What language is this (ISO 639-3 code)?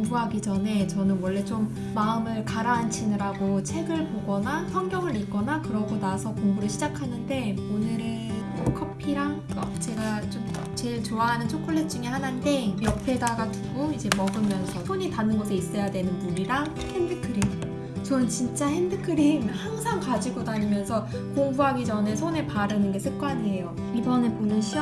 kor